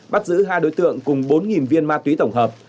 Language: Vietnamese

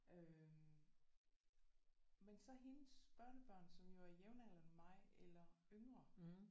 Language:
Danish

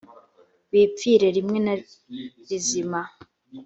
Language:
Kinyarwanda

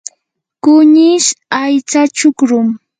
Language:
Yanahuanca Pasco Quechua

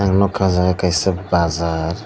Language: Kok Borok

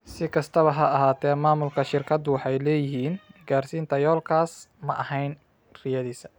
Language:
Somali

